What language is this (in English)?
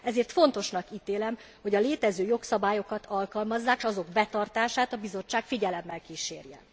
Hungarian